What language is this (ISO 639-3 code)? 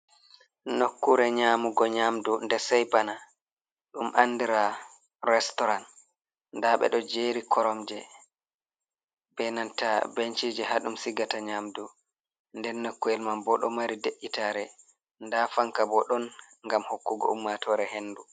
ful